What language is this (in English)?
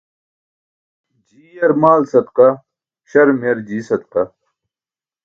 Burushaski